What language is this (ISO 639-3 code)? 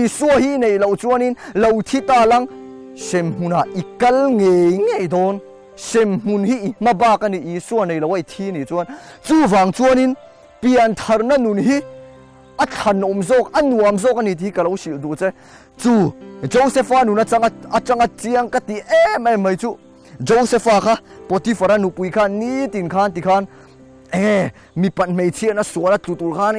tha